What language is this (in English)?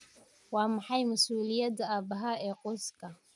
Somali